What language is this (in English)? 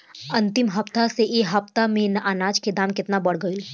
Bhojpuri